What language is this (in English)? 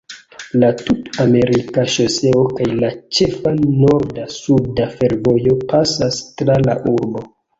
Esperanto